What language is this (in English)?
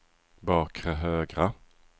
Swedish